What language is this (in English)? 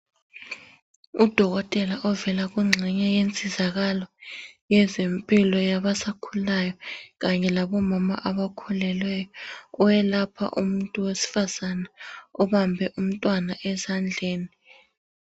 North Ndebele